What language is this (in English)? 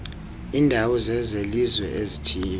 Xhosa